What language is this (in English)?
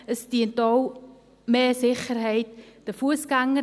Swiss German